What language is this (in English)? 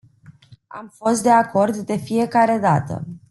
Romanian